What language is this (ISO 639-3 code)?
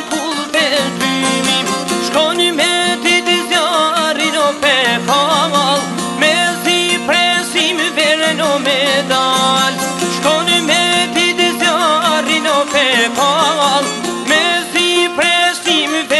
ron